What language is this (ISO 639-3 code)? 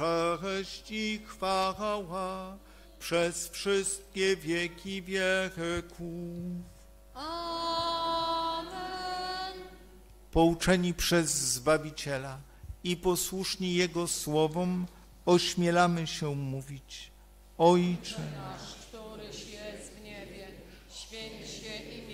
pol